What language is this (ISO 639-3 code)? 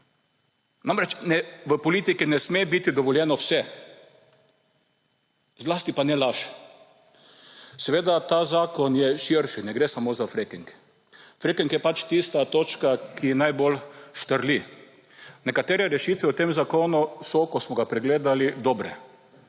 slv